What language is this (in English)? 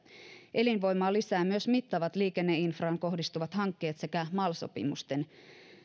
Finnish